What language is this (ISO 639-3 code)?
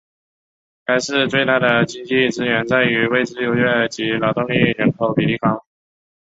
zho